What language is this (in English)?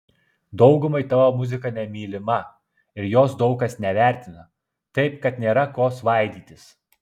Lithuanian